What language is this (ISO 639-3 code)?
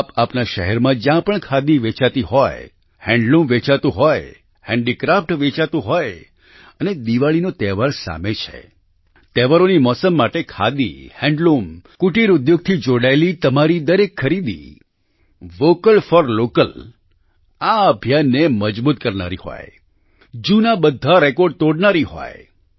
guj